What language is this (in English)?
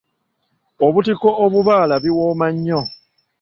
Ganda